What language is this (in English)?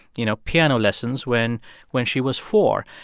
English